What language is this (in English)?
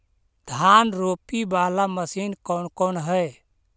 Magahi